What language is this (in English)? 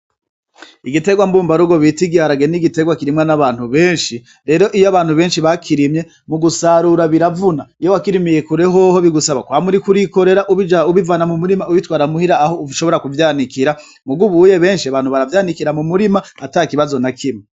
Rundi